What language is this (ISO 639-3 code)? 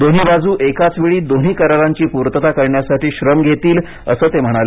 mar